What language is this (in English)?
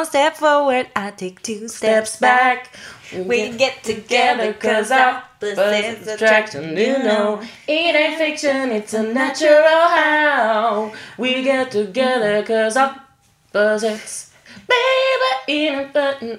Swedish